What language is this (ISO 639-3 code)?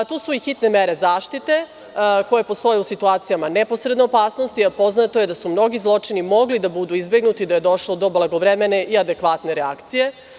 srp